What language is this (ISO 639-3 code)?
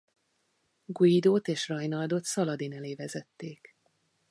hun